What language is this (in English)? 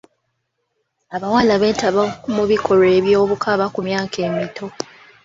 Ganda